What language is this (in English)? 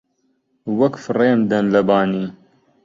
Central Kurdish